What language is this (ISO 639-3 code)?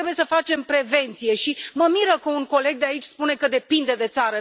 ron